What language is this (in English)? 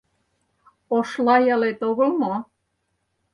Mari